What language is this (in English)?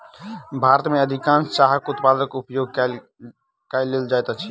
Maithili